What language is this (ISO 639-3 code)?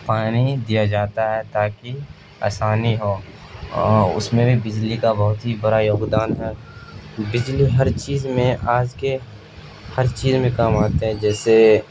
urd